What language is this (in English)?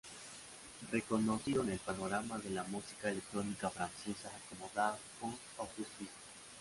Spanish